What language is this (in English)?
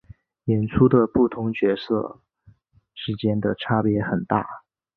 Chinese